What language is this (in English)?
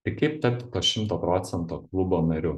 Lithuanian